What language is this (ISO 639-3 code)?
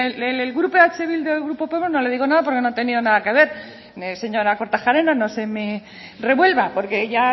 spa